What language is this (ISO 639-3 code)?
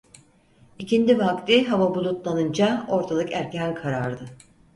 tur